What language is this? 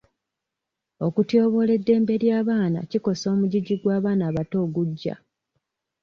Ganda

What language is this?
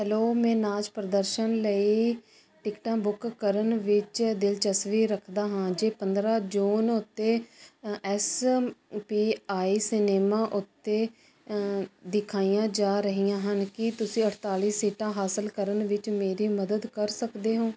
Punjabi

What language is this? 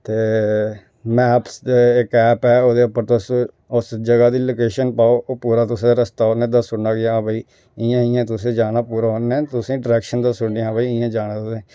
Dogri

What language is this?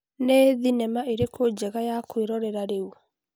Kikuyu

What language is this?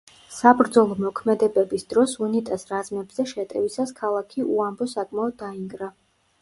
Georgian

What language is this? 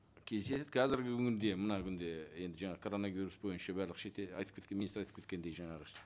Kazakh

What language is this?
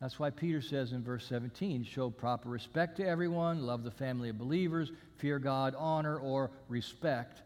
English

